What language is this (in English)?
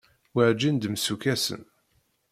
Kabyle